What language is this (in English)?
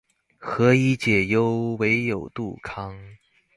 Chinese